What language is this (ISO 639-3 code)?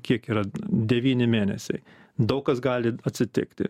lit